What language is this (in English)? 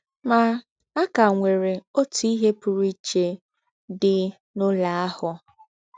Igbo